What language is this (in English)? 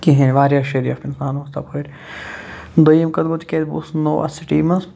Kashmiri